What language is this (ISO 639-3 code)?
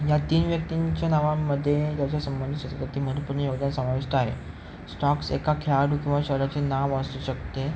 mar